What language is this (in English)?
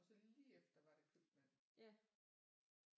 Danish